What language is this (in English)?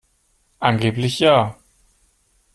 German